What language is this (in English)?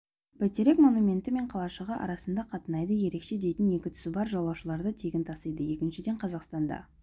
Kazakh